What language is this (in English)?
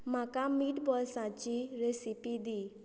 Konkani